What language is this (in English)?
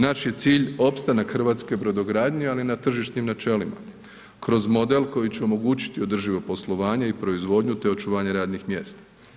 Croatian